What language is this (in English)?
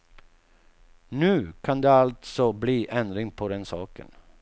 Swedish